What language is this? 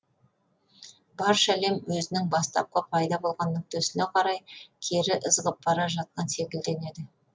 Kazakh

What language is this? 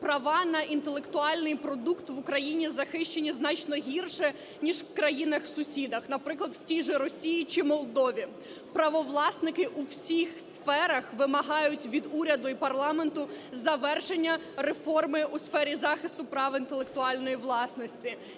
Ukrainian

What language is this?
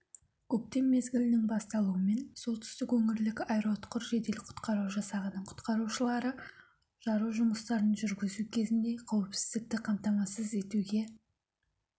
Kazakh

